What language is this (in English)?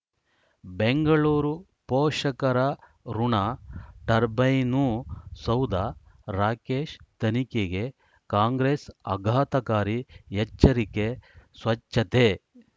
Kannada